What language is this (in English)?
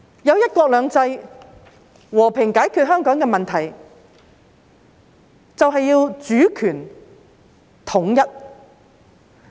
Cantonese